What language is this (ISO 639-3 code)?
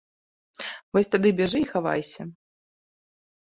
bel